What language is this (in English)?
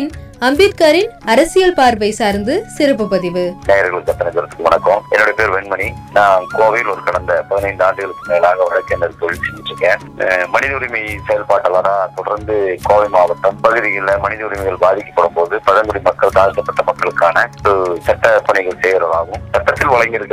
Tamil